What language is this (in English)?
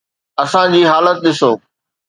Sindhi